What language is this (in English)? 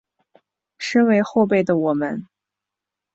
Chinese